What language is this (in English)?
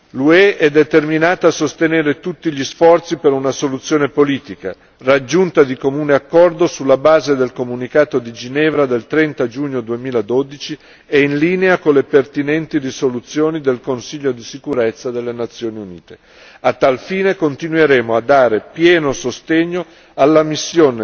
Italian